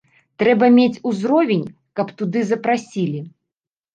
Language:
Belarusian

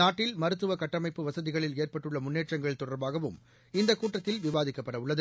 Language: Tamil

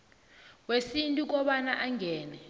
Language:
South Ndebele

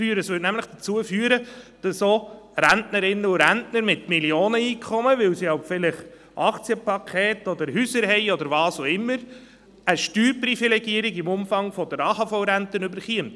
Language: Swiss German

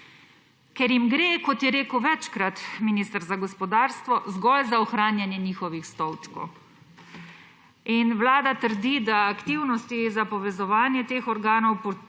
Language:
Slovenian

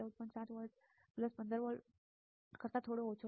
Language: Gujarati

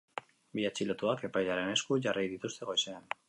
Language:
Basque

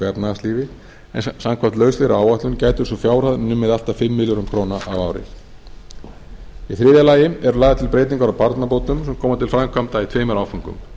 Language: Icelandic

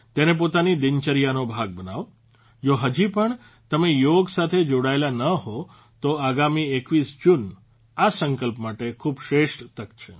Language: Gujarati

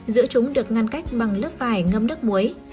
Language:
Vietnamese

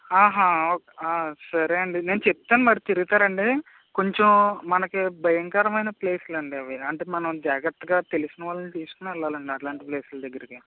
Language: Telugu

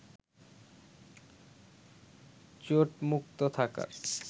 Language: Bangla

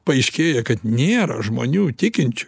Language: Lithuanian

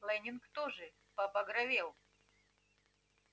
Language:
Russian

